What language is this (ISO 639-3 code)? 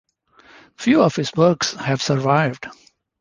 eng